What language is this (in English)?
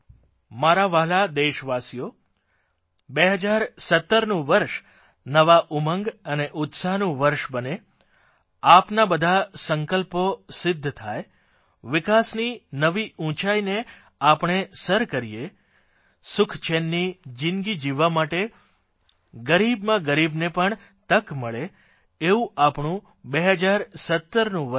Gujarati